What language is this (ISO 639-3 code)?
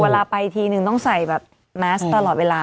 tha